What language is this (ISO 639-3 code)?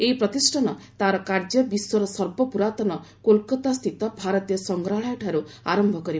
ori